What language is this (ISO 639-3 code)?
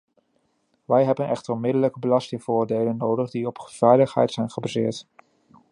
nld